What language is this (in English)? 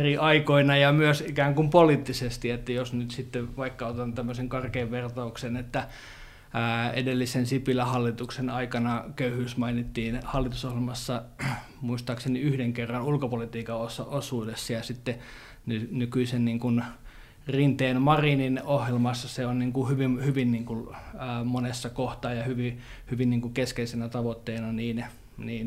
Finnish